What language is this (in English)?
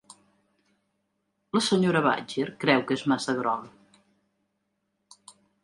Catalan